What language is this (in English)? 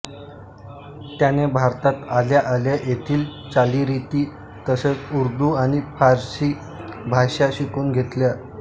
Marathi